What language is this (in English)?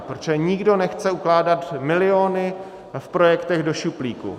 Czech